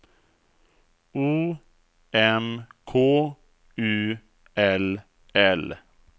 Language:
Swedish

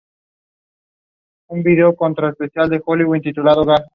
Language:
Spanish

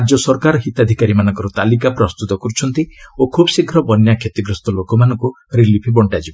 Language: Odia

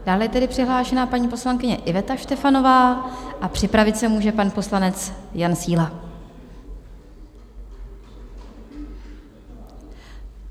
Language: Czech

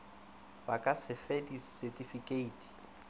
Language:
Northern Sotho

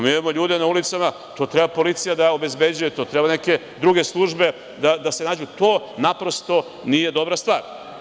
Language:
Serbian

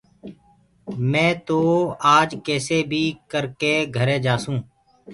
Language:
Gurgula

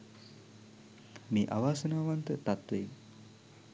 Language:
Sinhala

